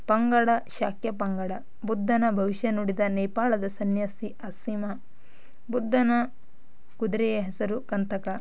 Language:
Kannada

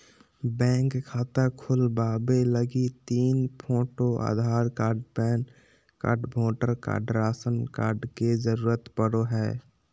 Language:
Magahi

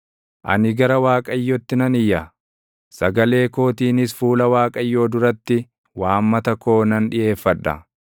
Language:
Oromo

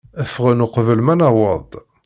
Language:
Kabyle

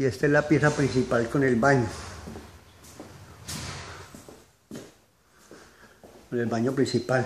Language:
Spanish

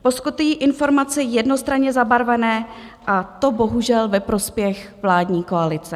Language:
Czech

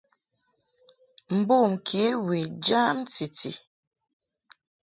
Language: Mungaka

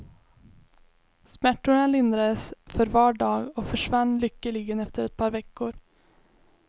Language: Swedish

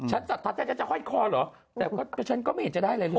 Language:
Thai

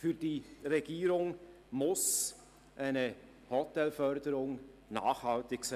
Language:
Swiss German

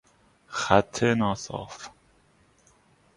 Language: Persian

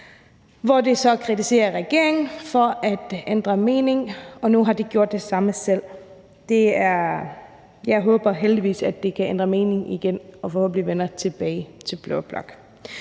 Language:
Danish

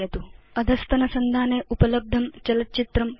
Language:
Sanskrit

